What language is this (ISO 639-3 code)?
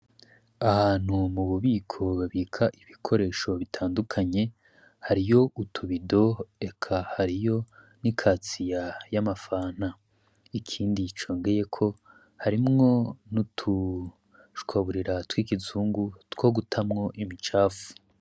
run